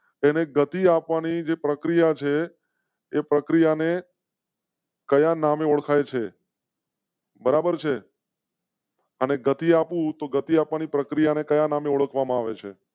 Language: Gujarati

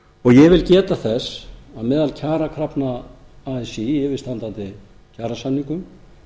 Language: Icelandic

